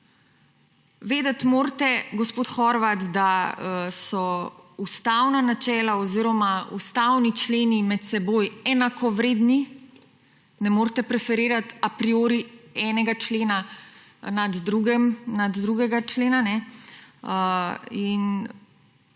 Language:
Slovenian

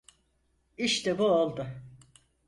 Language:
Turkish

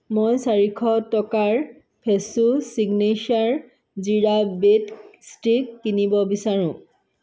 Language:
Assamese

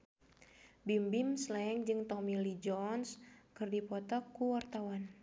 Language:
Sundanese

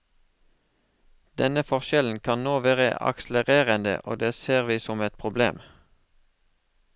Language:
Norwegian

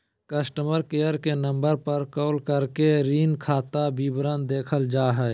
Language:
Magahi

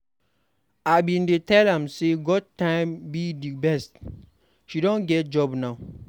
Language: Nigerian Pidgin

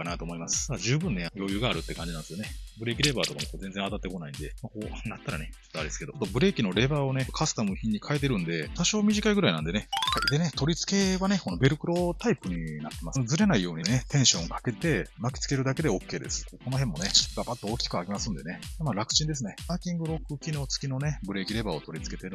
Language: Japanese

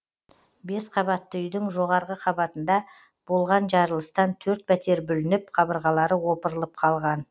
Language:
Kazakh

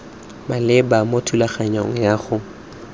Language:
Tswana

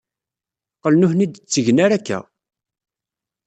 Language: Kabyle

